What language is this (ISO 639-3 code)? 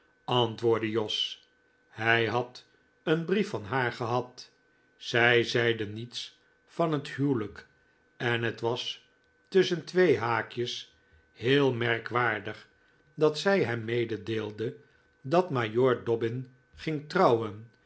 nld